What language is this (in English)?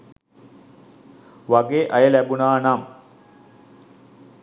Sinhala